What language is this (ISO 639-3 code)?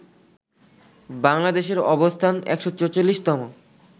ben